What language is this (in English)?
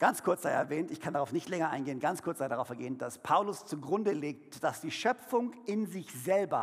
German